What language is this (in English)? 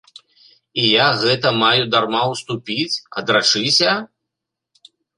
Belarusian